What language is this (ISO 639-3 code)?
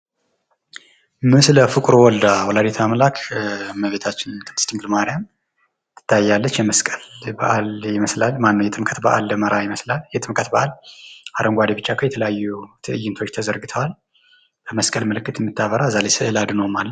amh